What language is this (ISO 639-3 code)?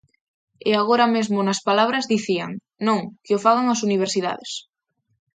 glg